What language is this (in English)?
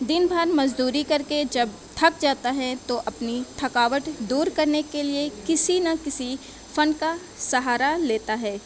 Urdu